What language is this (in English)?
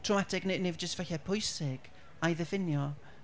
Welsh